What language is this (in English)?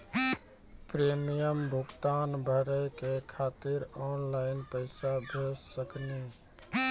Maithili